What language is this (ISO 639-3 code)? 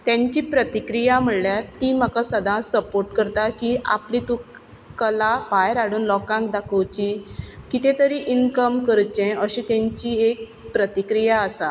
kok